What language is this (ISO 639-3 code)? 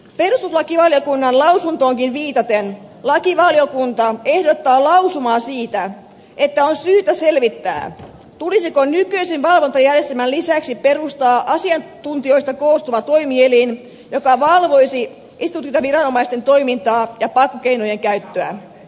fin